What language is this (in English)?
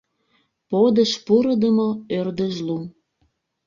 Mari